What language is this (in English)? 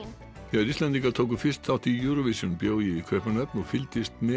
Icelandic